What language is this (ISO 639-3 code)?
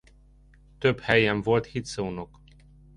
hun